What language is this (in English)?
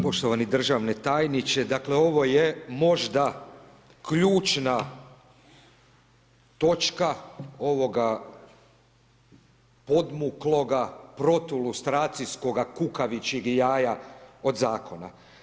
Croatian